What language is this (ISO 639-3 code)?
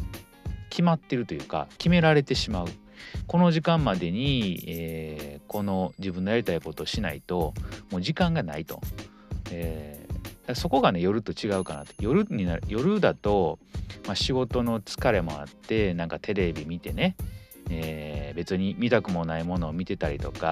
jpn